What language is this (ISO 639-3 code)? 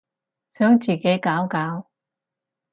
yue